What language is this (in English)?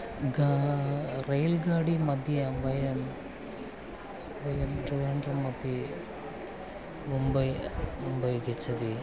Sanskrit